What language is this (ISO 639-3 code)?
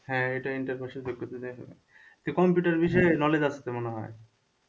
ben